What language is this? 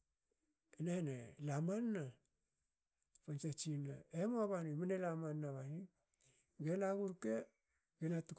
Hakö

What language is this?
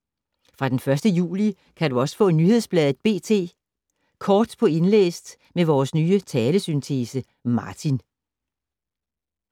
Danish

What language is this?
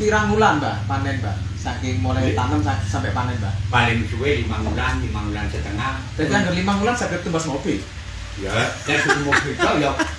Indonesian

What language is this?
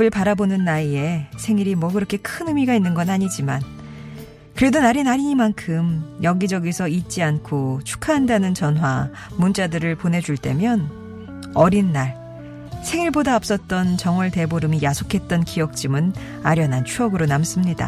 Korean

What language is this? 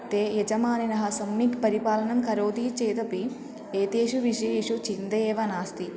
Sanskrit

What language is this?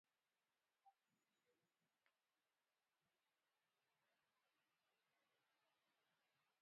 Ibibio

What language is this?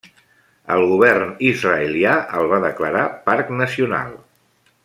Catalan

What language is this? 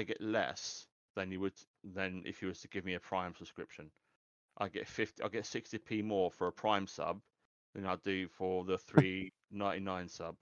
English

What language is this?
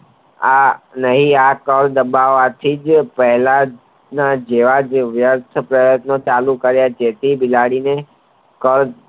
Gujarati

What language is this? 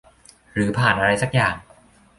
Thai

